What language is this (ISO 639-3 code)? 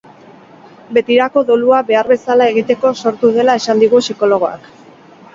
eus